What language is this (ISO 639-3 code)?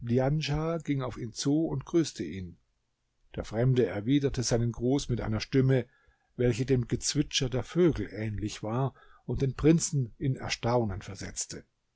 deu